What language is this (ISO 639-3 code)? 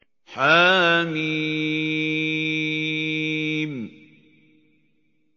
ara